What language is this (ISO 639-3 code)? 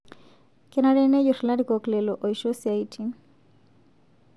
mas